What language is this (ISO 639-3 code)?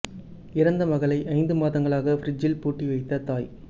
tam